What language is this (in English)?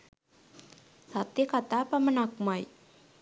Sinhala